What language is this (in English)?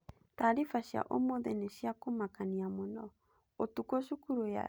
Kikuyu